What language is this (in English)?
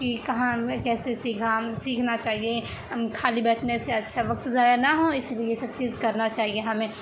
Urdu